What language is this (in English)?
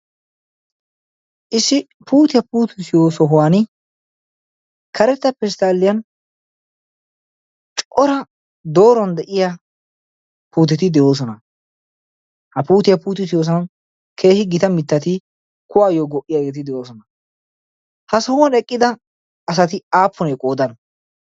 Wolaytta